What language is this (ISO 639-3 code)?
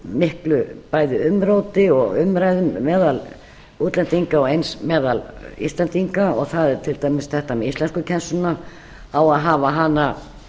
isl